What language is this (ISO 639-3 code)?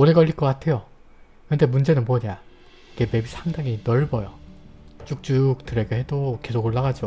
kor